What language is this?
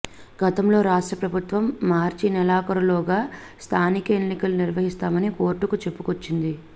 Telugu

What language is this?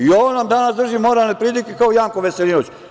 Serbian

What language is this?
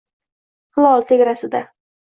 Uzbek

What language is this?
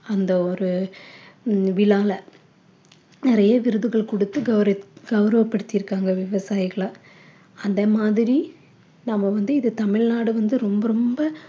Tamil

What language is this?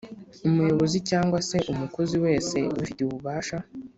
Kinyarwanda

